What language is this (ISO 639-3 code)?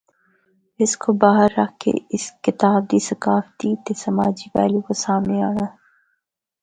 hno